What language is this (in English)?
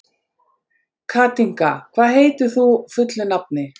Icelandic